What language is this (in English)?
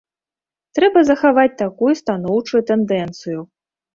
Belarusian